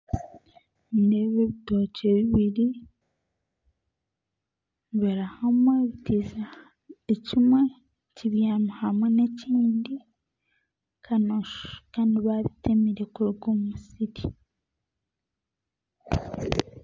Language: Nyankole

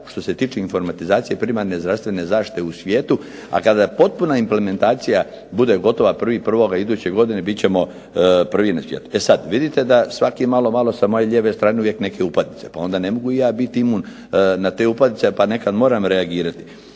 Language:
Croatian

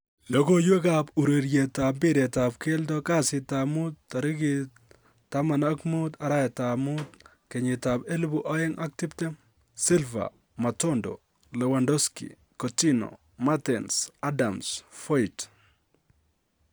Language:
Kalenjin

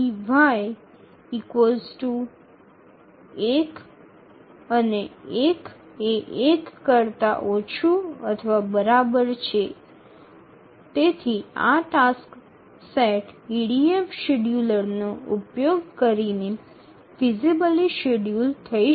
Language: Bangla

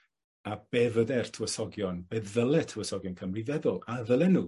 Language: Welsh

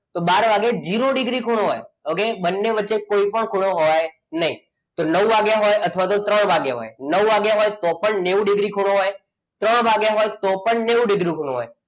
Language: Gujarati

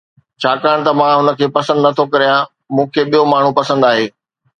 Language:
Sindhi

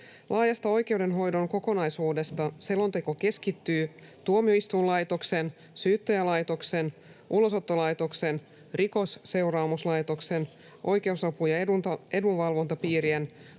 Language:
Finnish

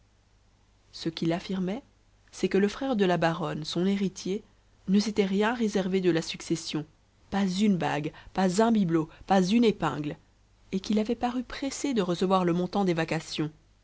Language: French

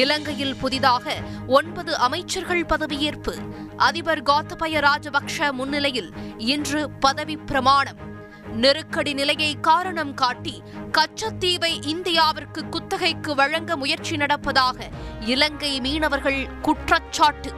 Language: Tamil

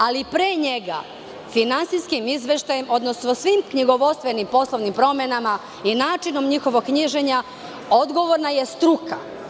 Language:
Serbian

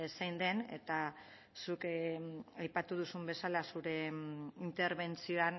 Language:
Basque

